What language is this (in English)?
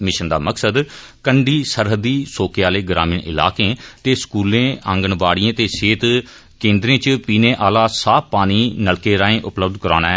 Dogri